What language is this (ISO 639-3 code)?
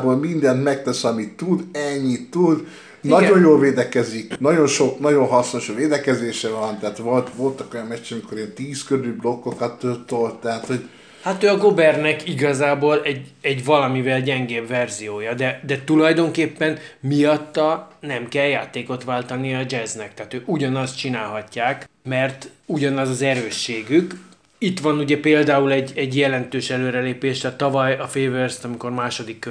hun